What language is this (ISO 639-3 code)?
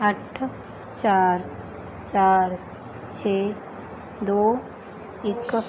pan